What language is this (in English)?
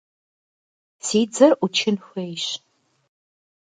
Kabardian